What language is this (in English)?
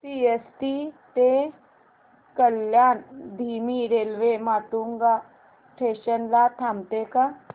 Marathi